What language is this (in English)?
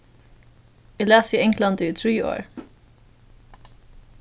Faroese